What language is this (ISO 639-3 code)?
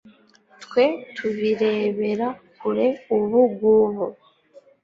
kin